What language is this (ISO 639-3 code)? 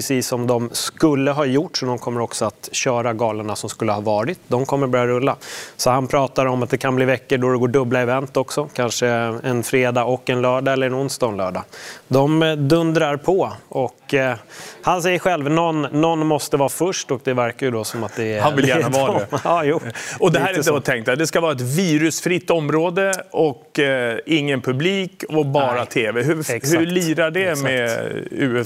swe